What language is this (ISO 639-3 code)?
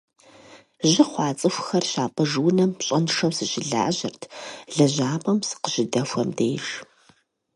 kbd